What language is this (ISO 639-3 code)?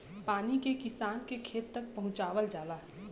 bho